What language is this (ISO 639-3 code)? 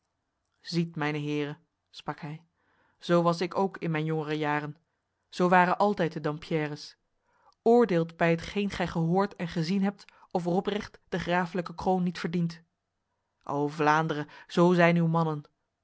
nld